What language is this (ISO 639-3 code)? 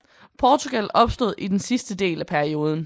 dan